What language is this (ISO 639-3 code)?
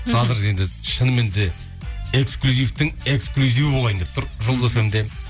kaz